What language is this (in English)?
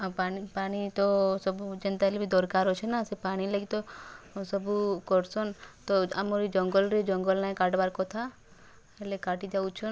Odia